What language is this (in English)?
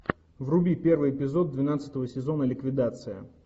Russian